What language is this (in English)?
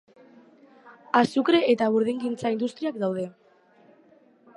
Basque